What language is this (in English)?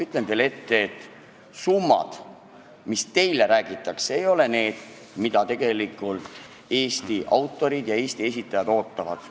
Estonian